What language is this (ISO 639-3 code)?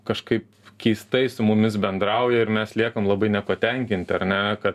lit